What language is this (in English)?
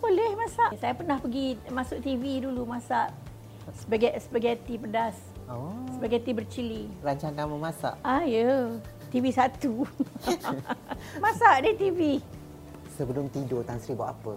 Malay